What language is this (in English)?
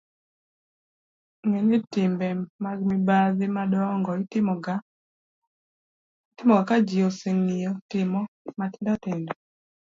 Luo (Kenya and Tanzania)